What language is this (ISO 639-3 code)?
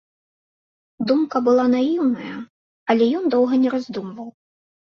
bel